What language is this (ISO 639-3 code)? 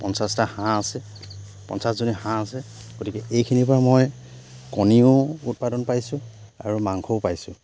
asm